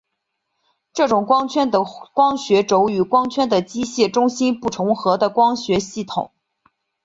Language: Chinese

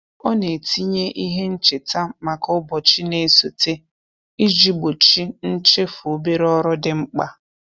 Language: Igbo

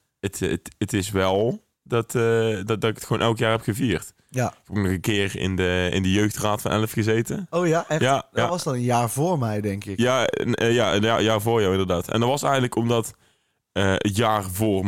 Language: Dutch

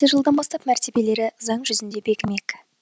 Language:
Kazakh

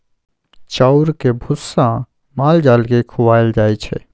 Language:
Maithili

